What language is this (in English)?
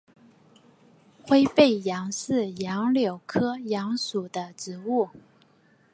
Chinese